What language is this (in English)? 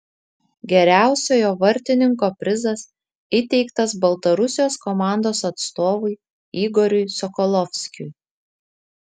Lithuanian